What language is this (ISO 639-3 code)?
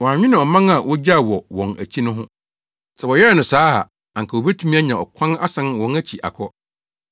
aka